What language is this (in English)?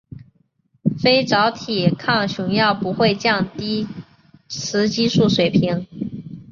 Chinese